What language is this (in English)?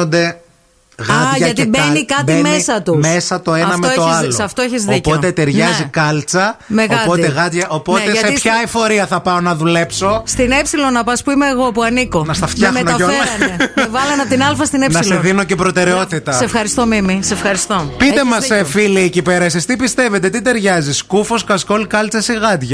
Greek